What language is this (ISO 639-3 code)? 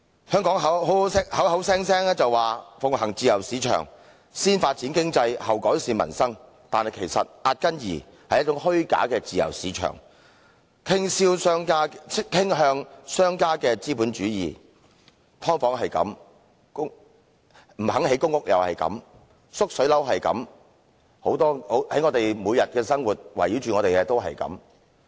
yue